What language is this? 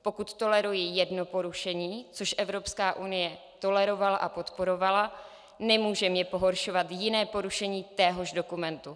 Czech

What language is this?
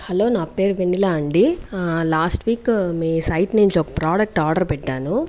Telugu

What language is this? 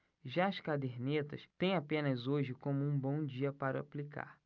Portuguese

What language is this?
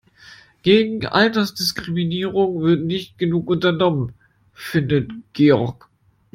German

